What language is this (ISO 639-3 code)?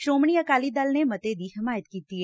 pan